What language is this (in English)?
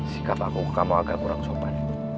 Indonesian